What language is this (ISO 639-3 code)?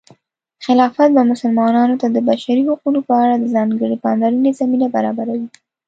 pus